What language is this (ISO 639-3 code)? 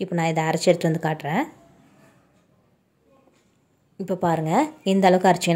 nld